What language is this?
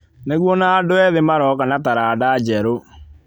Kikuyu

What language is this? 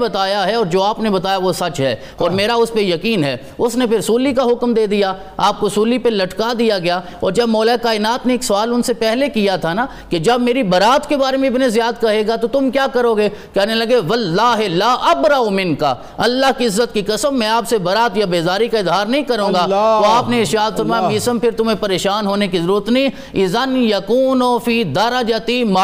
Urdu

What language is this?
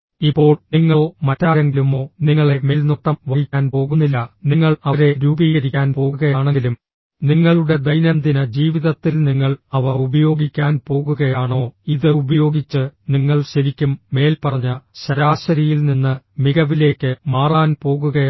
Malayalam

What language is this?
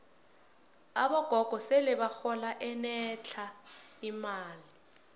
South Ndebele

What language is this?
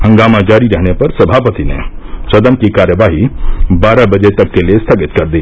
Hindi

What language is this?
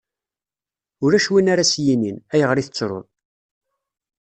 Kabyle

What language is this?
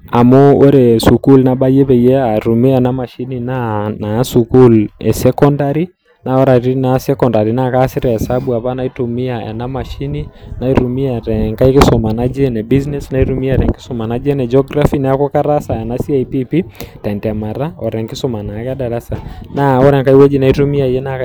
Masai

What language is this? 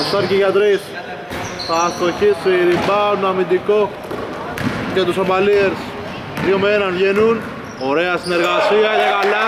Greek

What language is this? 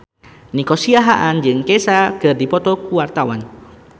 Sundanese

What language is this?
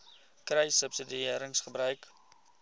Afrikaans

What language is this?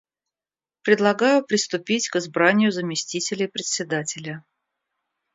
Russian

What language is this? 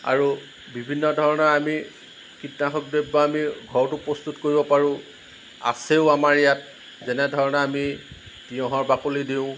Assamese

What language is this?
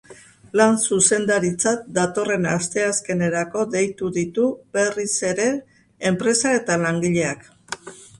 Basque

